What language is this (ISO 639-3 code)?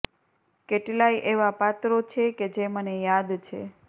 guj